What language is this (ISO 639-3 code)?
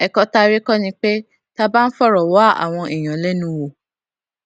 yor